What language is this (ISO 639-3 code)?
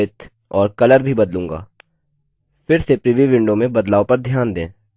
hin